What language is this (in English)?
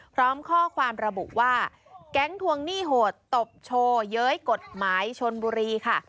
Thai